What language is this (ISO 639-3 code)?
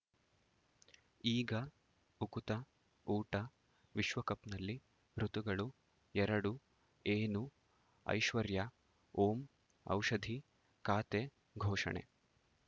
kan